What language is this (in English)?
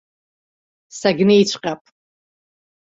Abkhazian